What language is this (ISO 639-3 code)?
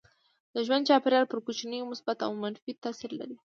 pus